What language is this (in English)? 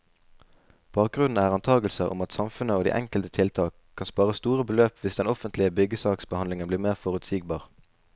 Norwegian